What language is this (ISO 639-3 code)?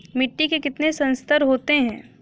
hin